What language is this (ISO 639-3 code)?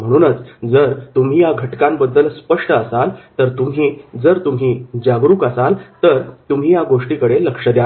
mar